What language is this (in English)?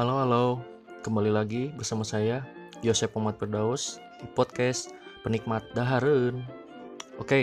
Indonesian